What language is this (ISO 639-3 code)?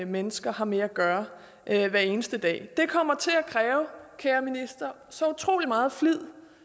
dan